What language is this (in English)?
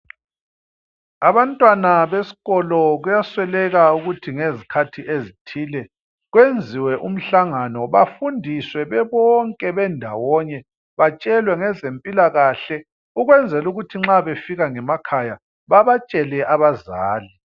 North Ndebele